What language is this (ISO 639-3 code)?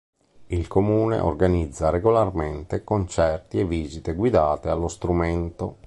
ita